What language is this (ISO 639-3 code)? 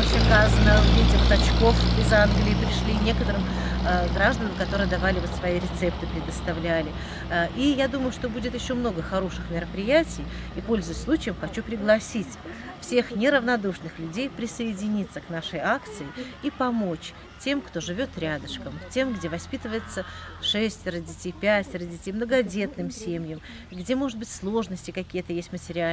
rus